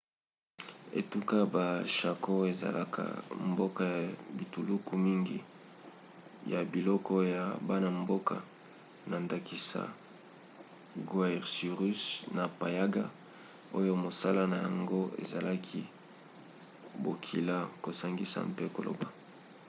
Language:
Lingala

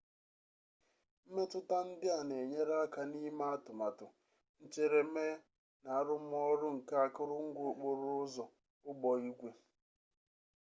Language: Igbo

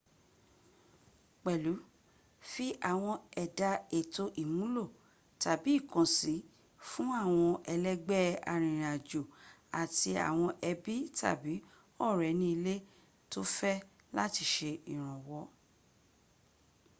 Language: Yoruba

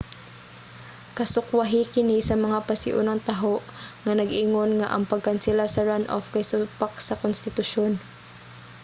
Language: Cebuano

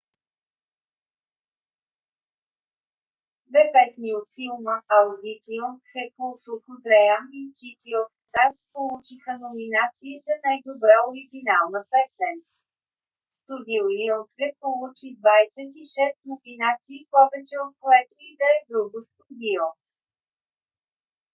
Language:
Bulgarian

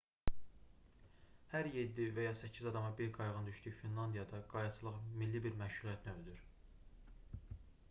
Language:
Azerbaijani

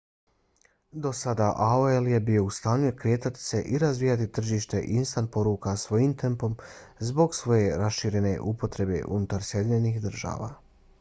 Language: Bosnian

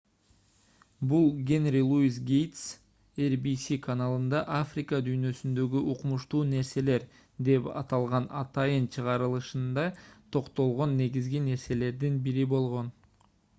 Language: Kyrgyz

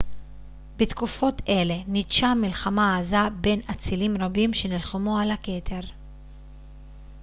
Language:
Hebrew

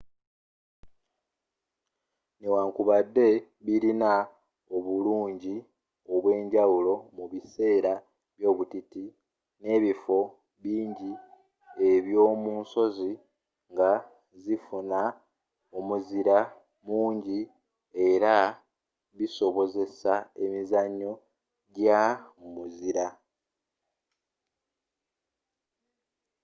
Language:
Ganda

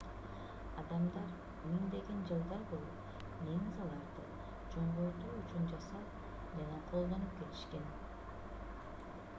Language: Kyrgyz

